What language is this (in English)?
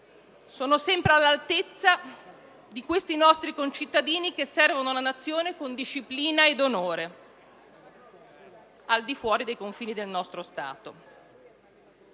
Italian